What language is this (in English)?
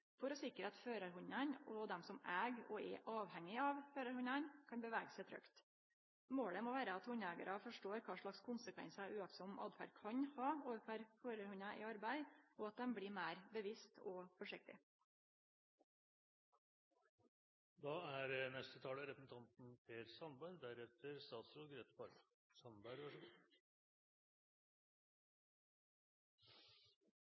Norwegian Nynorsk